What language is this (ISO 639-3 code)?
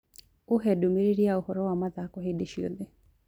kik